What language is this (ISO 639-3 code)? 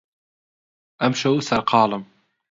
ckb